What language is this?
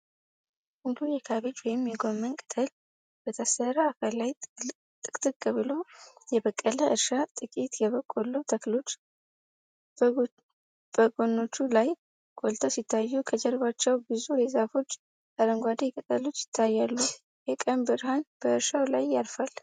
Amharic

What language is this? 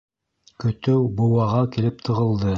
Bashkir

